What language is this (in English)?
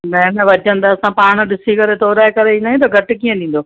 Sindhi